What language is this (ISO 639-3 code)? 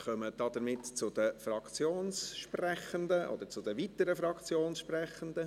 gsw